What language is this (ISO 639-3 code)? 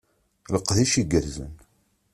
kab